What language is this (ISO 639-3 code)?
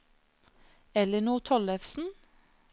nor